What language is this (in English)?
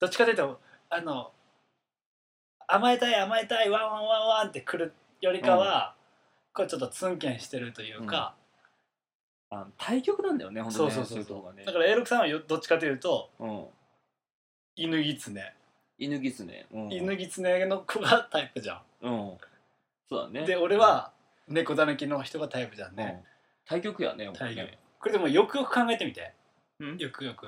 Japanese